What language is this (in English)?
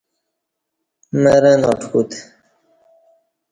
Kati